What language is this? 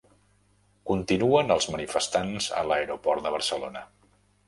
Catalan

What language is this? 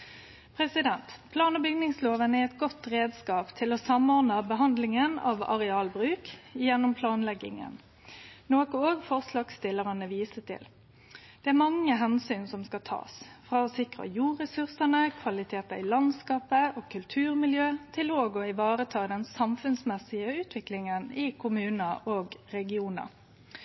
Norwegian Nynorsk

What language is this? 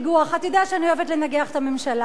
Hebrew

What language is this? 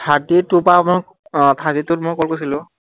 Assamese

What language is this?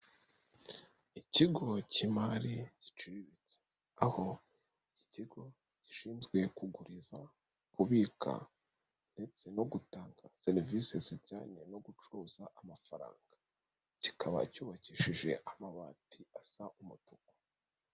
Kinyarwanda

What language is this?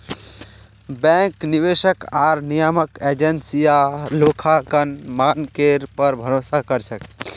Magahi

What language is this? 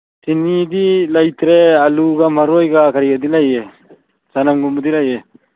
Manipuri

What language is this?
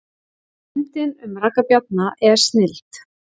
Icelandic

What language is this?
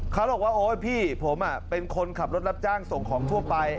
Thai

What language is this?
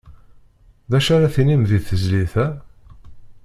Kabyle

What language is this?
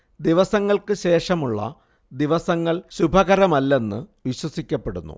Malayalam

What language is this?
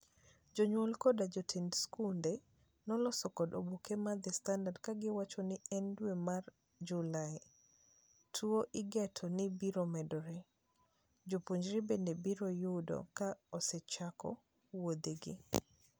Luo (Kenya and Tanzania)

